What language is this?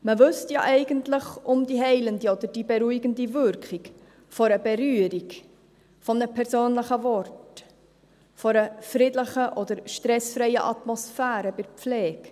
Swiss German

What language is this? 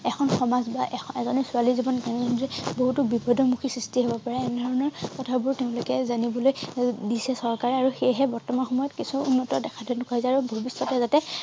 Assamese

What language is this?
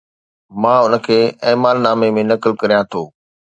Sindhi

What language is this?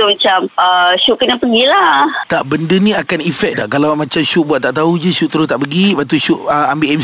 Malay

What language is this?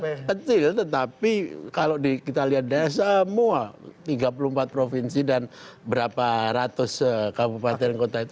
Indonesian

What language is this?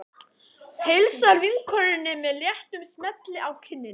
Icelandic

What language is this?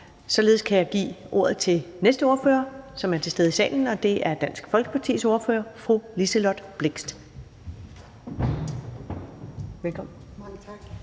Danish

